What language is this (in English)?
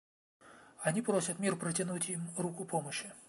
Russian